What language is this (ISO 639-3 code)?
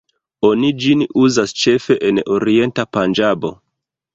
epo